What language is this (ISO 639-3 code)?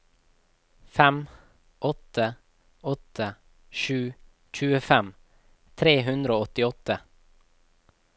nor